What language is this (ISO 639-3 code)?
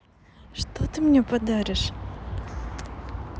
rus